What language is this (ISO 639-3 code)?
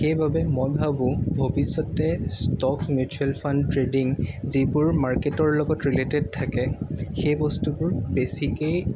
asm